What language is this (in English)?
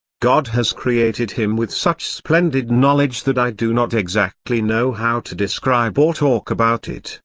English